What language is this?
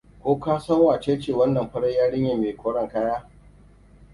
Hausa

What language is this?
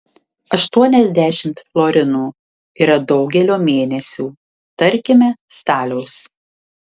Lithuanian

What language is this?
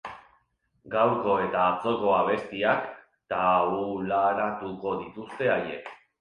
Basque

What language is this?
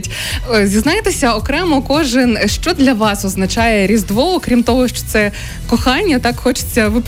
Ukrainian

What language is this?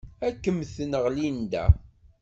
Kabyle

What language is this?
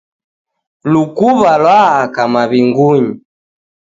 Taita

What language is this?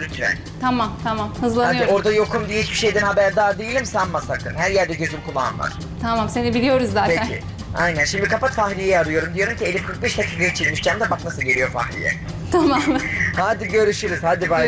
Turkish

